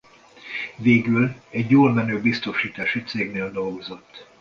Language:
Hungarian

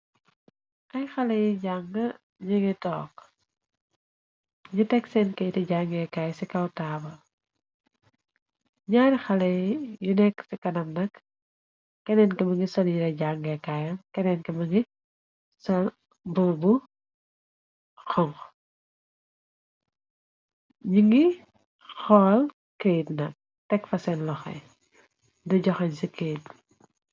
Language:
Wolof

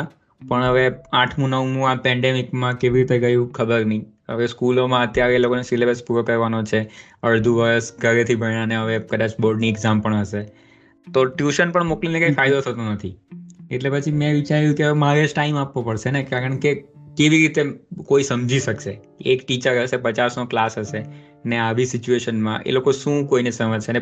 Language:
Gujarati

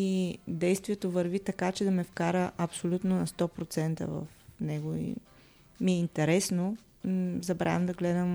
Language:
Bulgarian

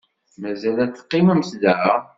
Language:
Kabyle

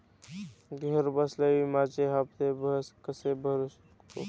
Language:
Marathi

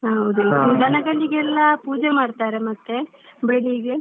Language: Kannada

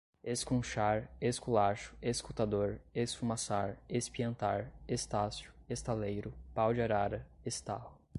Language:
Portuguese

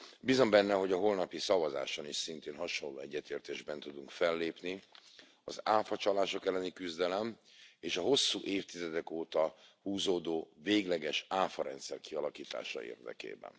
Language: Hungarian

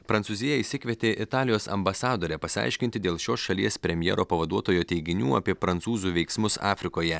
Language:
Lithuanian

